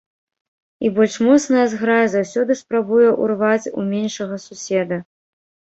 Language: Belarusian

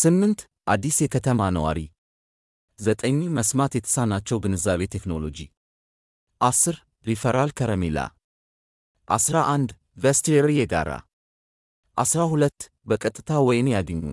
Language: Amharic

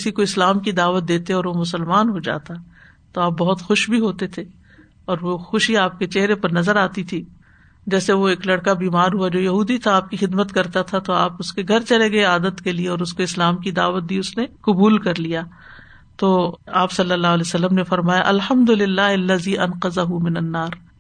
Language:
Urdu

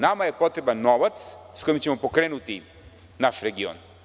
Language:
Serbian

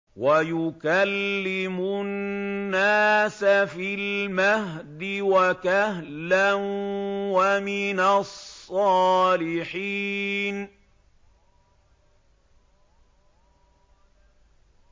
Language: Arabic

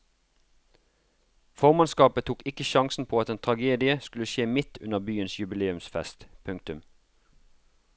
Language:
Norwegian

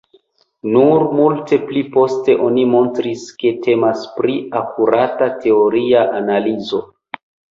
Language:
Esperanto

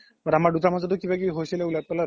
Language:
Assamese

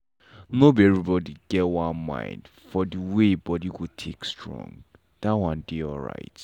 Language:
Nigerian Pidgin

